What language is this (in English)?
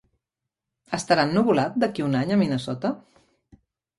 Catalan